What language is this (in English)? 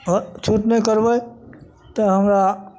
Maithili